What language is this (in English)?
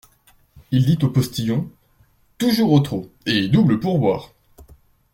French